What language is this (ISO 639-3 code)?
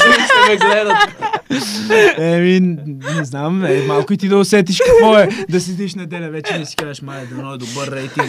bul